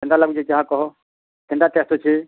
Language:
Odia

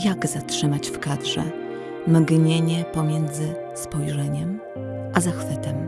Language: Polish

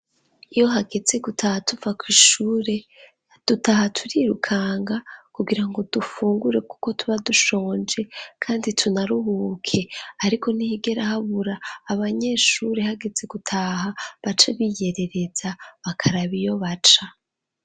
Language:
Rundi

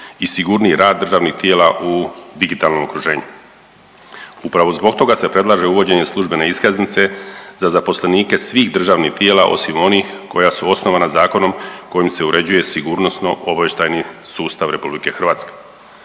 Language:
Croatian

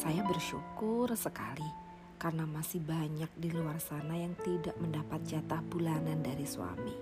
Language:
Indonesian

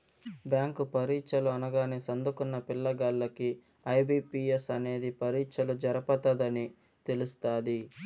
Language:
Telugu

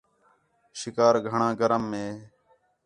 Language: Khetrani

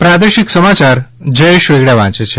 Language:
Gujarati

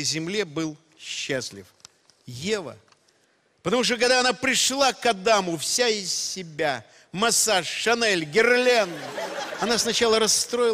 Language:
Russian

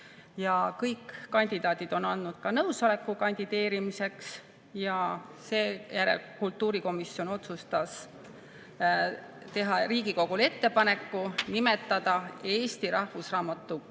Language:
Estonian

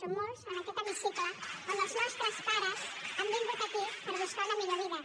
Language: Catalan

